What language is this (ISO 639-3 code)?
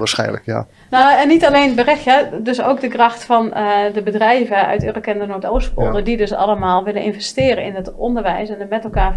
nld